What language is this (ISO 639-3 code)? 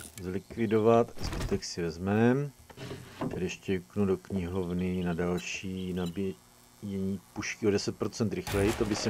ces